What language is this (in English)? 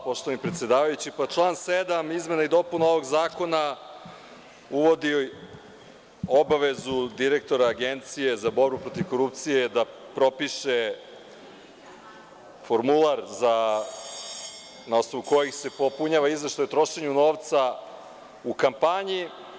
Serbian